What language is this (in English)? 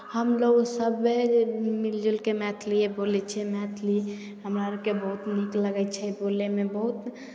Maithili